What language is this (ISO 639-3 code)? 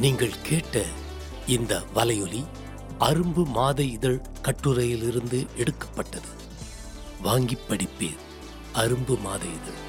tam